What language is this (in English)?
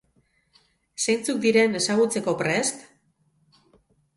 Basque